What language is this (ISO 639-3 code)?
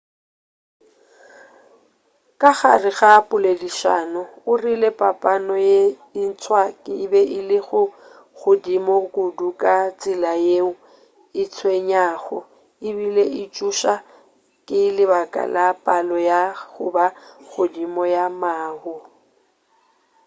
nso